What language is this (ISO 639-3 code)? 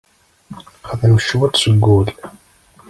kab